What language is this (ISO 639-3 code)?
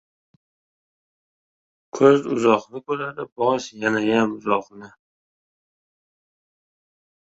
uzb